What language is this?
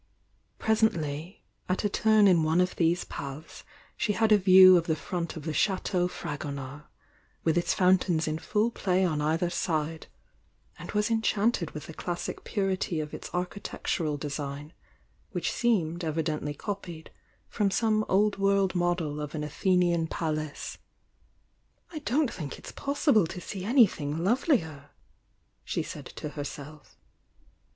English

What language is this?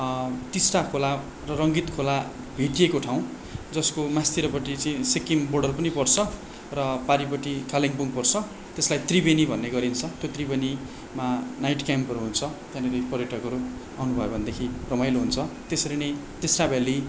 Nepali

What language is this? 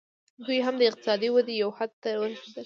Pashto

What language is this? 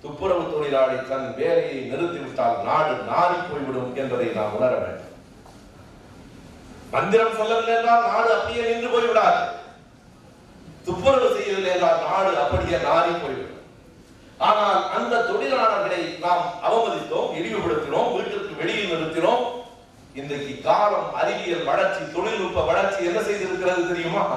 Tamil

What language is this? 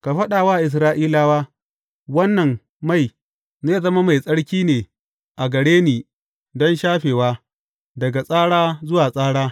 Hausa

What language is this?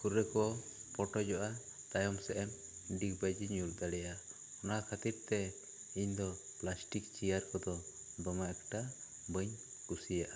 Santali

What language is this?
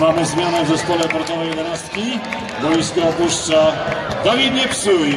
Polish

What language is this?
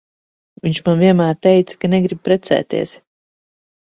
Latvian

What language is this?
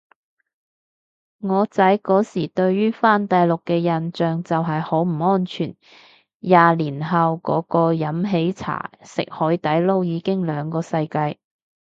Cantonese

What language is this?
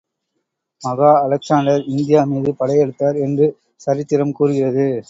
Tamil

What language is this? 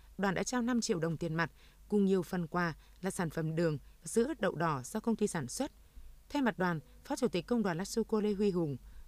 Vietnamese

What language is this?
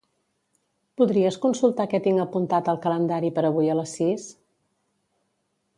Catalan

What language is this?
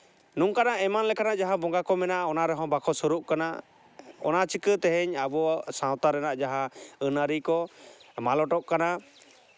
Santali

